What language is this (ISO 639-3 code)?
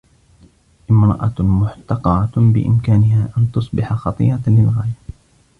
ara